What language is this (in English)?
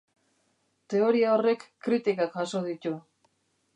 Basque